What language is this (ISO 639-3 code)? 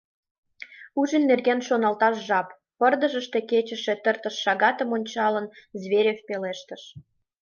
chm